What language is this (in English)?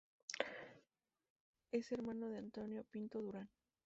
Spanish